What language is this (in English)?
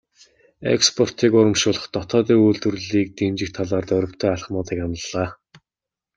Mongolian